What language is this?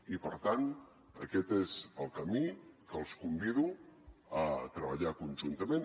Catalan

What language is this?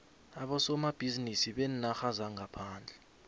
South Ndebele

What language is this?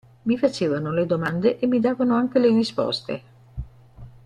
Italian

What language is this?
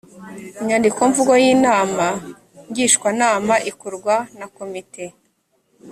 Kinyarwanda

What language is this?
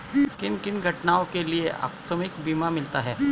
Hindi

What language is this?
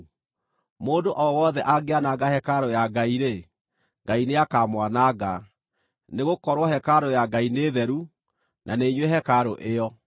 Kikuyu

